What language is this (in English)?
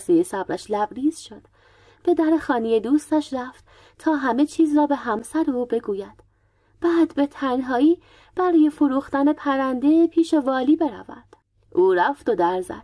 Persian